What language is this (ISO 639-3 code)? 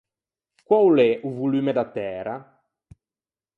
lij